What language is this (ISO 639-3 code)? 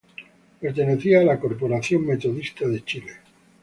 spa